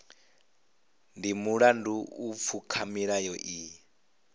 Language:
Venda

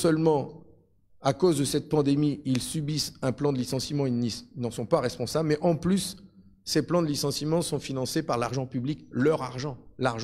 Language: French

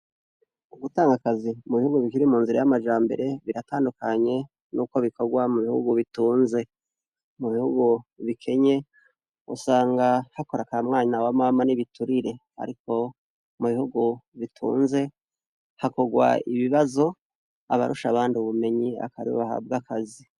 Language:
Rundi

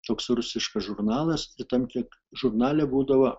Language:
Lithuanian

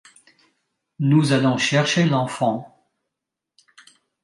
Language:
French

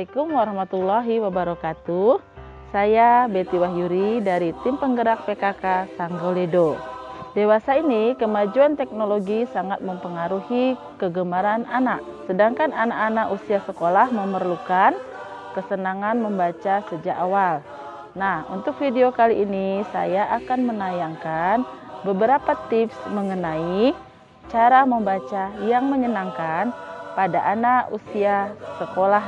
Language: Indonesian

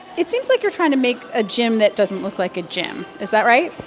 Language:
English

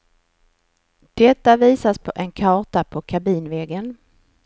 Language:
Swedish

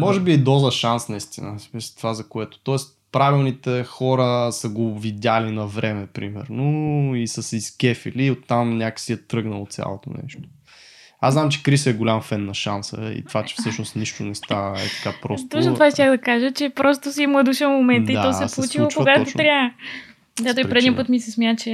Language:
Bulgarian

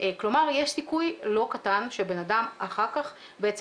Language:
Hebrew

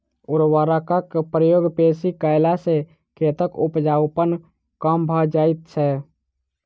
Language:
Maithili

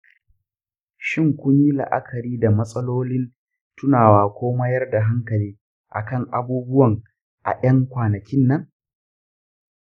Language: Hausa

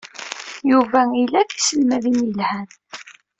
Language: Kabyle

